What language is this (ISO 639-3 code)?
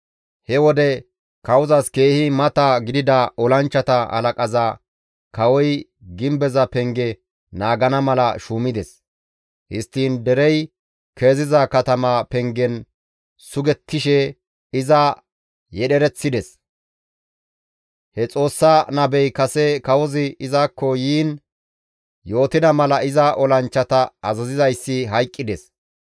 gmv